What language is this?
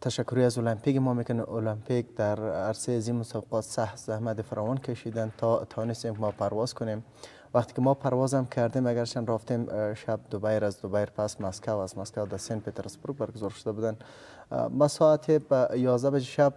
Arabic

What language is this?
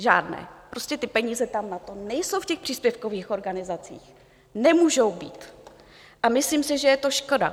Czech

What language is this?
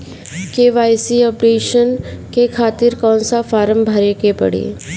Bhojpuri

